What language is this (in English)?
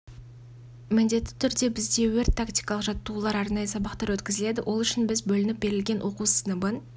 Kazakh